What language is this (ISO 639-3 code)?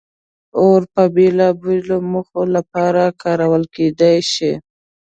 pus